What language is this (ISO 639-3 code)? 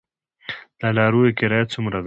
pus